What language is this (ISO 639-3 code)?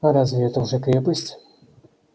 rus